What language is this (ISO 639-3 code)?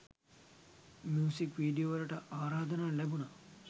sin